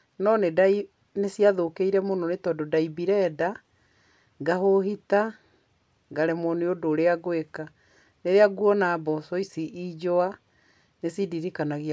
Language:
Kikuyu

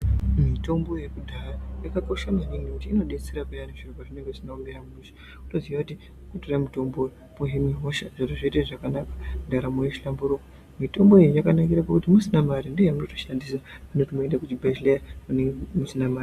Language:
Ndau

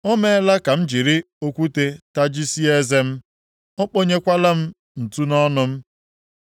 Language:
Igbo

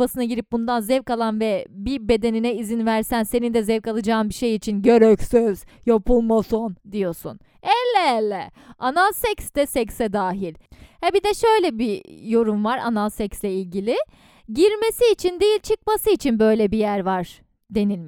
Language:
Turkish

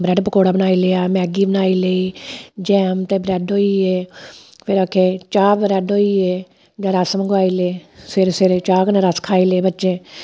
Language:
Dogri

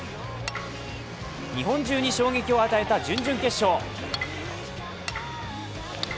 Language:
Japanese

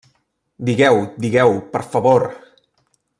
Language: Catalan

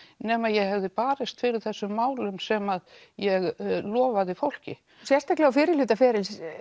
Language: Icelandic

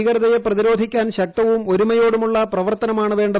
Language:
Malayalam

